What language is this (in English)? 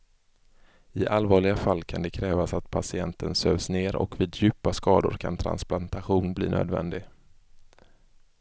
Swedish